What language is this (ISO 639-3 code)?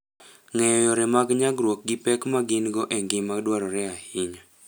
luo